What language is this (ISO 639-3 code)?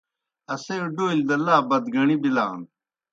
plk